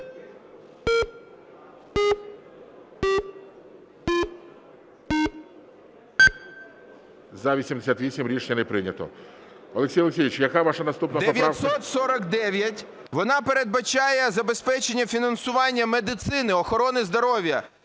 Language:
Ukrainian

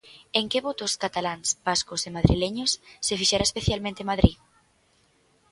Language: Galician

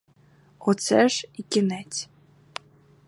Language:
Ukrainian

